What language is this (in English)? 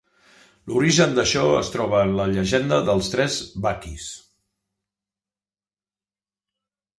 Catalan